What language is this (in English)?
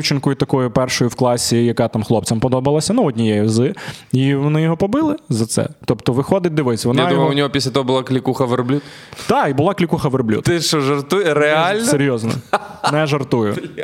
Ukrainian